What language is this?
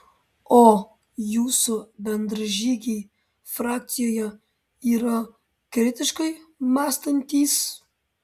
Lithuanian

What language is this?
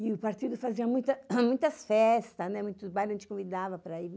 Portuguese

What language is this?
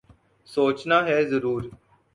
Urdu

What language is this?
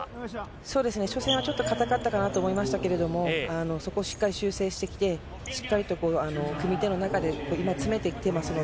Japanese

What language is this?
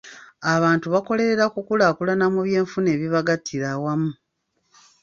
Ganda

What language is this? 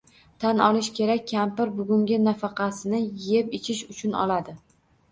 Uzbek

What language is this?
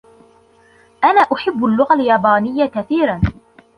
Arabic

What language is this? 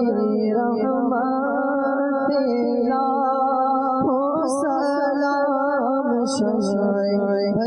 Arabic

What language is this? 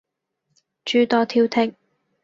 Cantonese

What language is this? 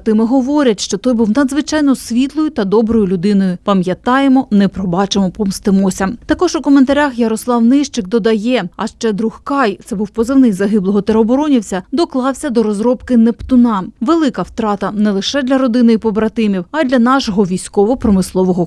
Ukrainian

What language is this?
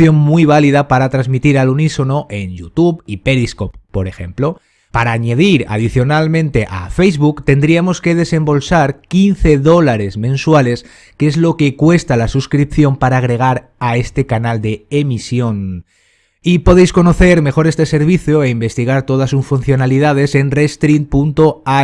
Spanish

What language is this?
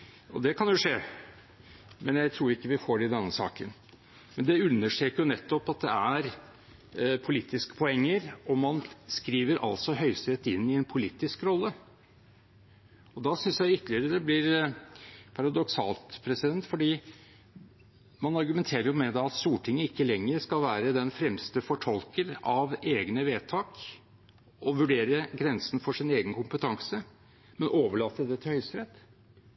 Norwegian Bokmål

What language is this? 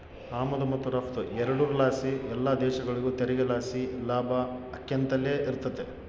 Kannada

